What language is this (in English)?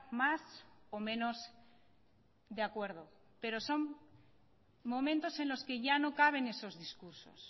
Spanish